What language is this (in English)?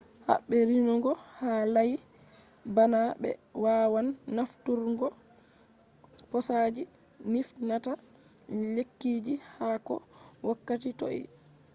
Fula